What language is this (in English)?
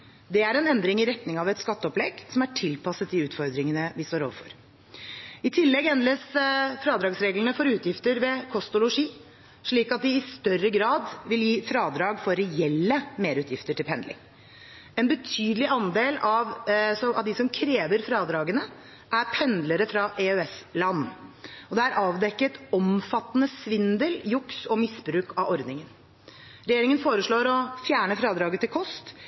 Norwegian Bokmål